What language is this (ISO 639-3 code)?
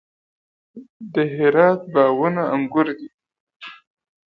pus